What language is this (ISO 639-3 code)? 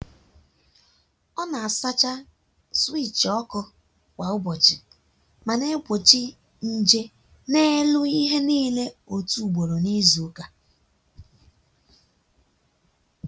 ibo